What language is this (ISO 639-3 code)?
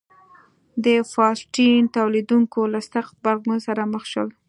pus